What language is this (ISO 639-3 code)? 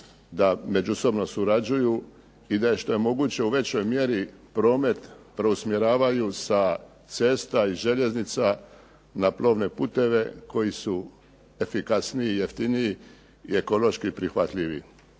hrv